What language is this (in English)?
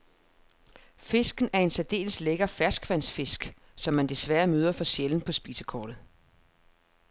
Danish